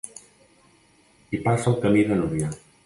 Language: Catalan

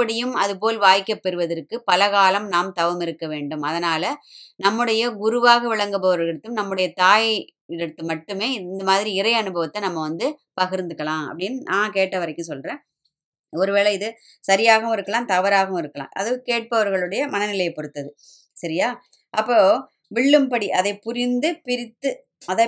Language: Tamil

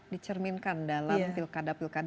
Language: Indonesian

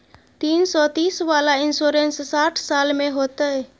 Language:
Maithili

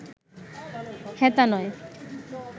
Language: Bangla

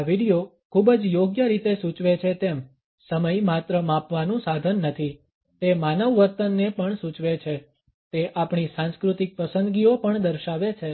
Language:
Gujarati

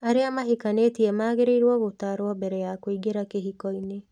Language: Kikuyu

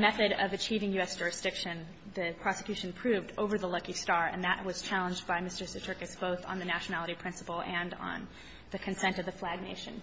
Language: English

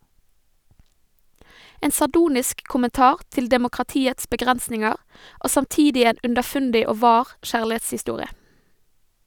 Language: Norwegian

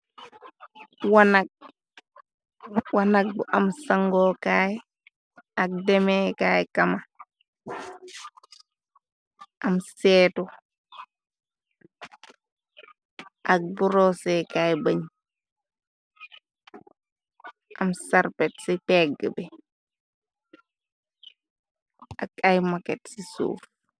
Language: Wolof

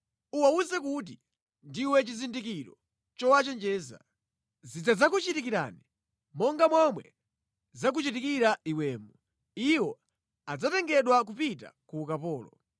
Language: Nyanja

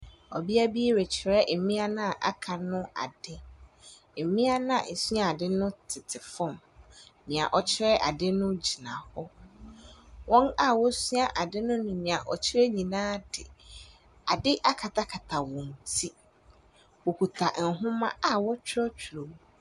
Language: Akan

